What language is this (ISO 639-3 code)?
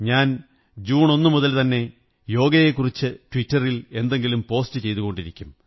mal